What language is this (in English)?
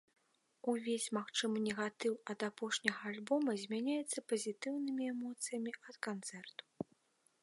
Belarusian